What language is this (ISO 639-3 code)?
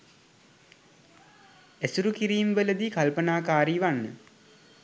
sin